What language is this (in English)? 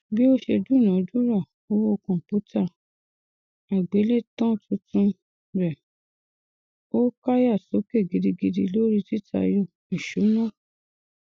Yoruba